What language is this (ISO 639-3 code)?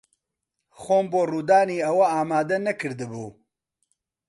ckb